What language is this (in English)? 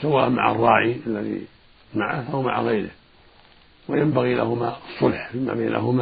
Arabic